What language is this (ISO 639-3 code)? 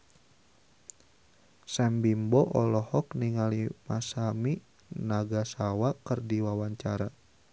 sun